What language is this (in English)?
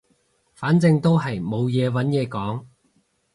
Cantonese